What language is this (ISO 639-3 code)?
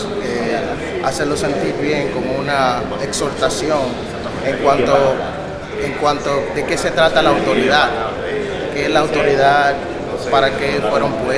spa